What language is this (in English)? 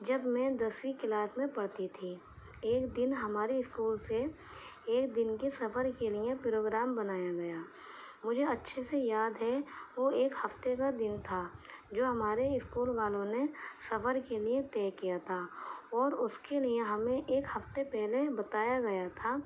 Urdu